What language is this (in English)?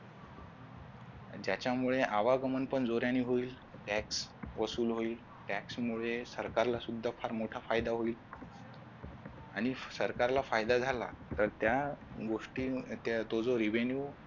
Marathi